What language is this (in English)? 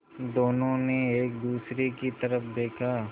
Hindi